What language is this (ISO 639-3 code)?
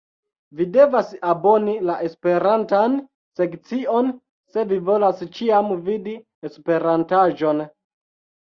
epo